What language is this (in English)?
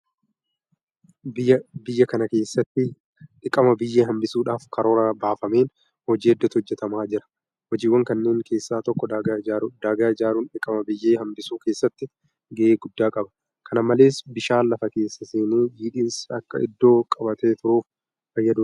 Oromo